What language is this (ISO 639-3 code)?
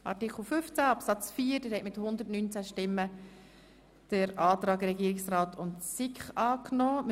gsw